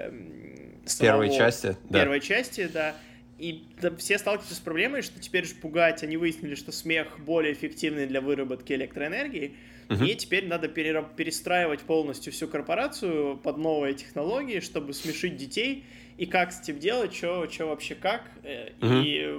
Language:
Russian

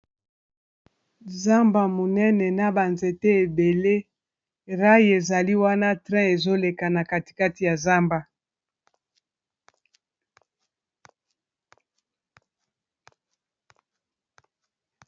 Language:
Lingala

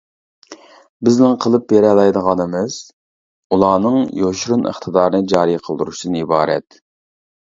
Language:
Uyghur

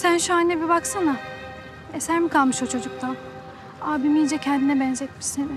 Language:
Turkish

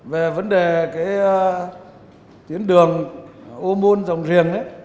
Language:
Vietnamese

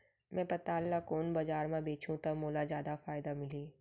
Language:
Chhattisgarhi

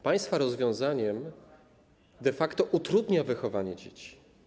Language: Polish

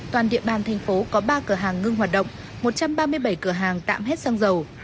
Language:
Vietnamese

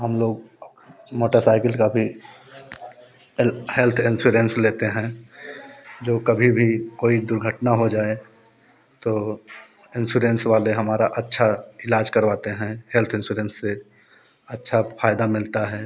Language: Hindi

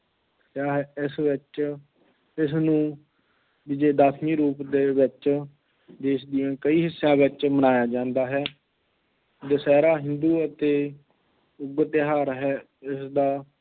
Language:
Punjabi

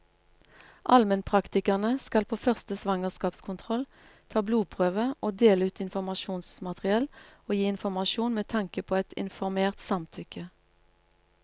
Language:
Norwegian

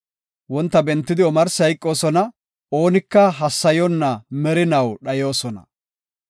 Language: Gofa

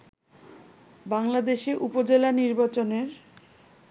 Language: Bangla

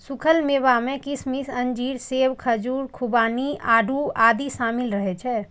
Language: Maithili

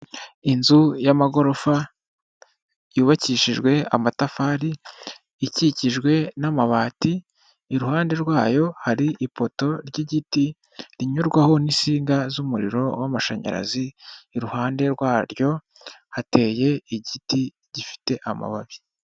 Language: Kinyarwanda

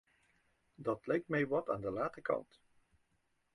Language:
Dutch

